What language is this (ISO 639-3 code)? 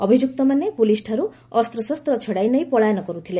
ori